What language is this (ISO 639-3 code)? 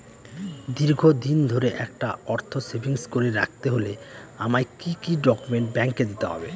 ben